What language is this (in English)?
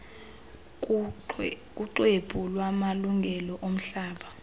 Xhosa